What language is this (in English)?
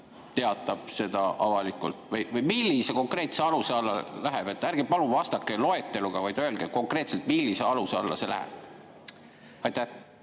Estonian